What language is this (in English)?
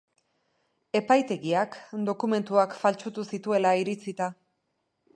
Basque